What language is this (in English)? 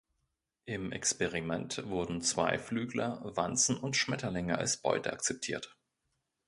German